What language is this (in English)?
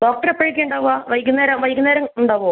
Malayalam